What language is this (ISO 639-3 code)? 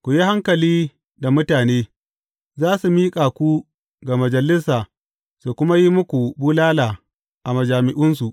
hau